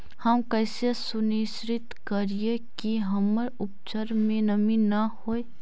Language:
Magahi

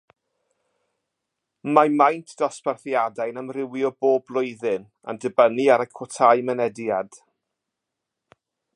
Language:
Welsh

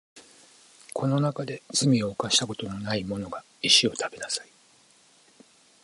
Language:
Japanese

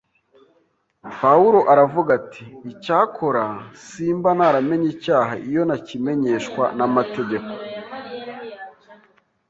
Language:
Kinyarwanda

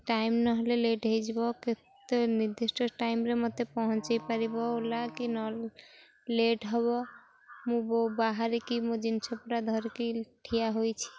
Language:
Odia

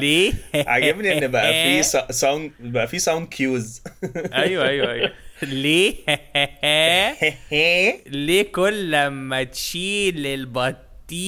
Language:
Arabic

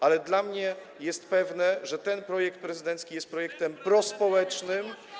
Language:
Polish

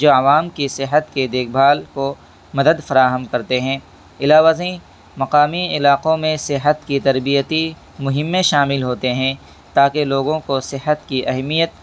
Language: Urdu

